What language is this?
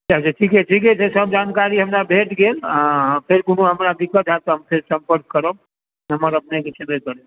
Maithili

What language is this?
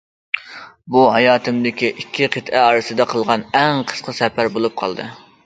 Uyghur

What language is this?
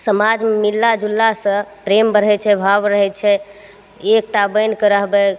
Maithili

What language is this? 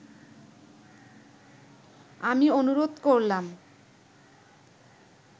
Bangla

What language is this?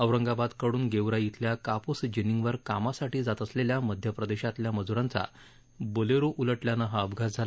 Marathi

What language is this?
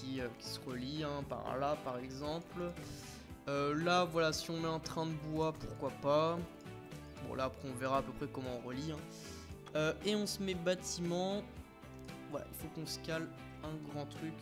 French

